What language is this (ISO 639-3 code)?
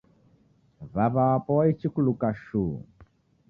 dav